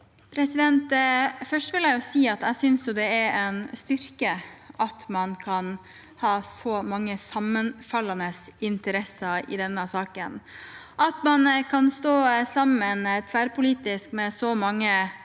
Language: Norwegian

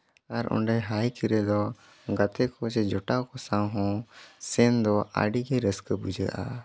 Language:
Santali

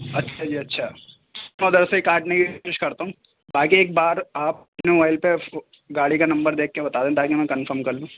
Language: Urdu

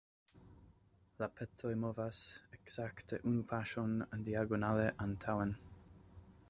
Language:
Esperanto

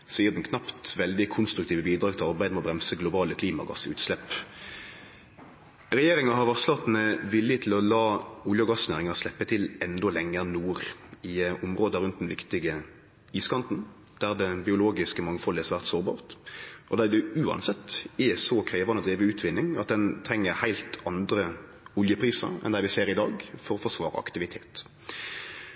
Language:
Norwegian Nynorsk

